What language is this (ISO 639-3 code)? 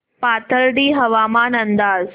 mar